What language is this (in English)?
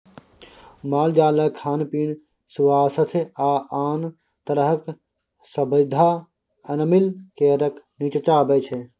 Maithili